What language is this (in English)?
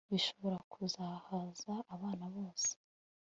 Kinyarwanda